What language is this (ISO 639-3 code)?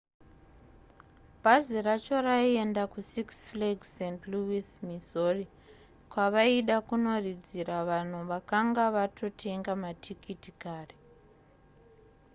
sna